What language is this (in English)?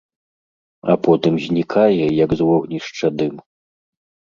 Belarusian